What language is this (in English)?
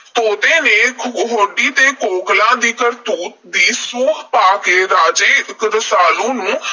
Punjabi